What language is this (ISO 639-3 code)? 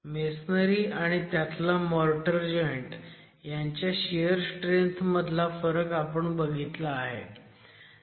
mar